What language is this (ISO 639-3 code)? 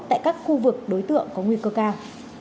vie